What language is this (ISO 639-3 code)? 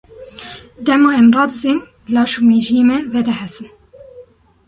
kur